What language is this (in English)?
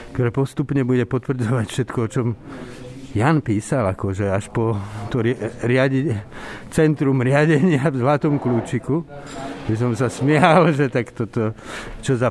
Slovak